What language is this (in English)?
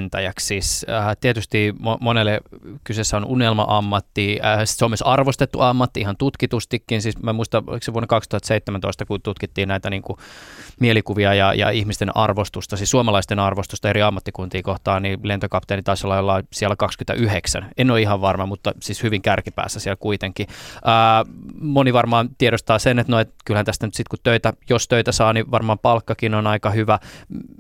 Finnish